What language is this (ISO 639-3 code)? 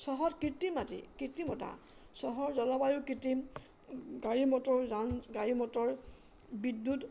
asm